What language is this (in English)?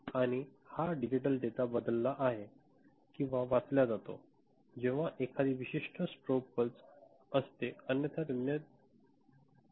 Marathi